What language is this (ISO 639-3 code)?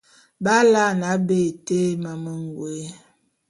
bum